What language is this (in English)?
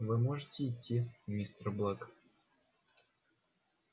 Russian